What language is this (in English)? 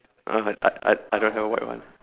English